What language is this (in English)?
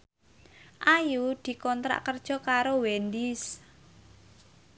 Javanese